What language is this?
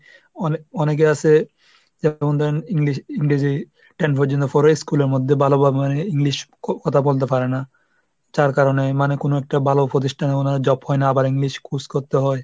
Bangla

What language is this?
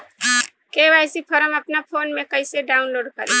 Bhojpuri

